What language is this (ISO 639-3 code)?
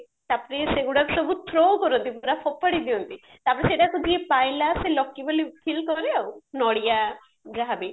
ori